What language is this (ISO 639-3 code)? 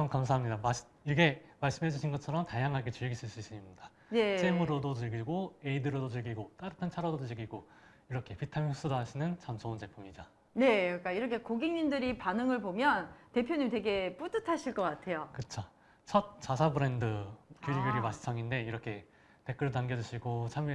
kor